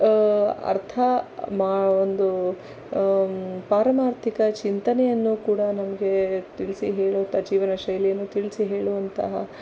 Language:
Kannada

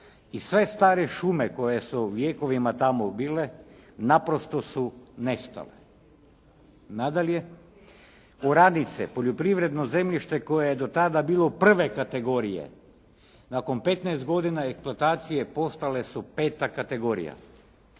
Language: Croatian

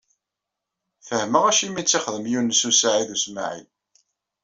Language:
Kabyle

